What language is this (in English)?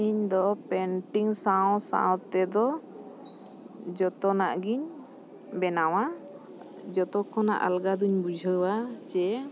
Santali